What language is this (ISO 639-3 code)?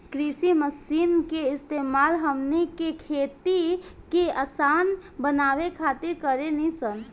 bho